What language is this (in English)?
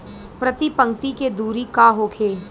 Bhojpuri